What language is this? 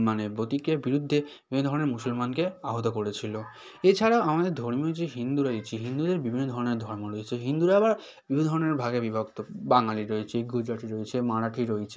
Bangla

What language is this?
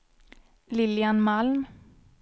Swedish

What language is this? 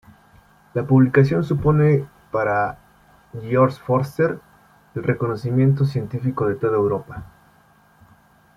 Spanish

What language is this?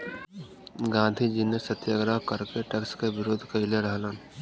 Bhojpuri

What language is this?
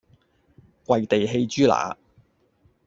Cantonese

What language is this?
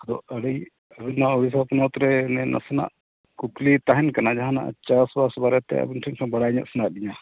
Santali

